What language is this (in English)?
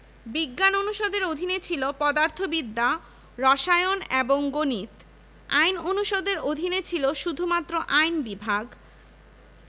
Bangla